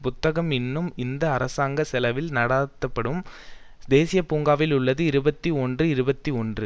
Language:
Tamil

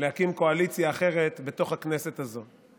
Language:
Hebrew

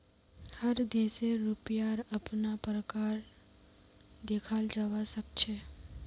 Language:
Magahi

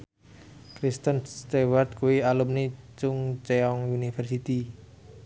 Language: Javanese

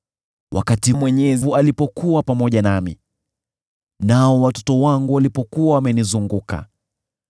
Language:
Swahili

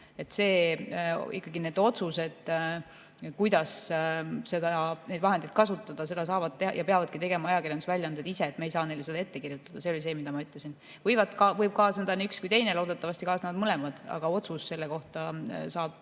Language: Estonian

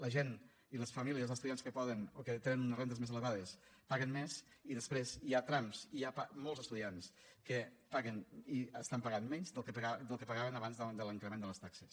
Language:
Catalan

